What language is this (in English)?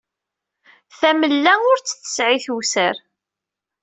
Kabyle